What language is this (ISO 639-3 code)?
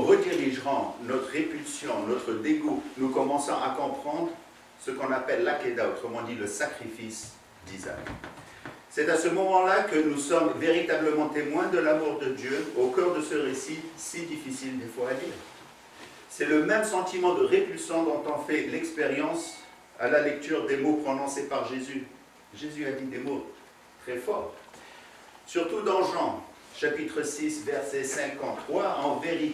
fra